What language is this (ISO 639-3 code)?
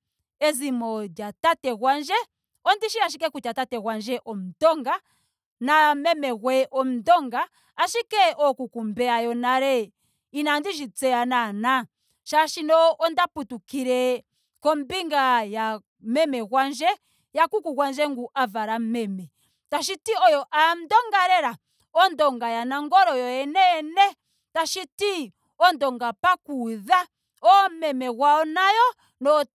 ndo